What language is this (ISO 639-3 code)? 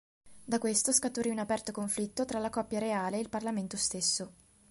ita